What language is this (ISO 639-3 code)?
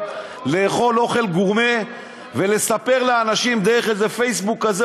heb